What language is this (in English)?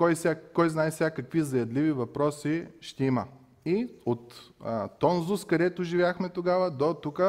Bulgarian